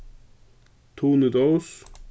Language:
Faroese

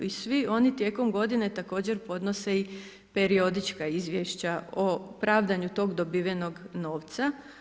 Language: Croatian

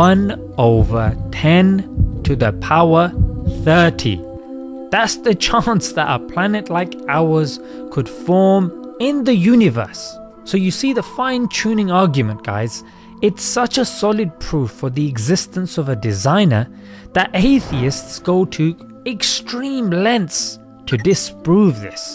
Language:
English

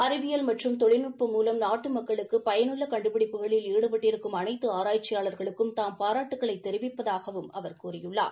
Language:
Tamil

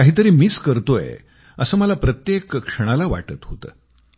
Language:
Marathi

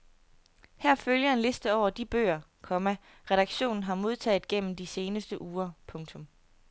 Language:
Danish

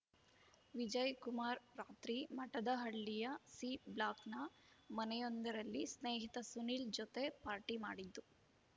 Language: Kannada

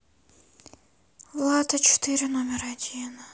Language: Russian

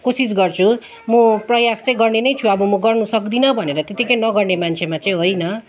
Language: Nepali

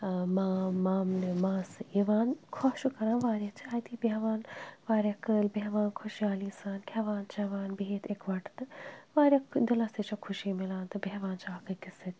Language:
Kashmiri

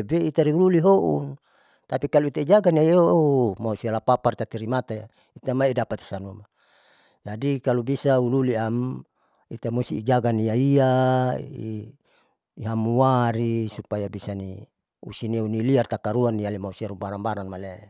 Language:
Saleman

